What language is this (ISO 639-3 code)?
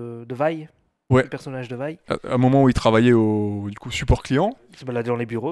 fra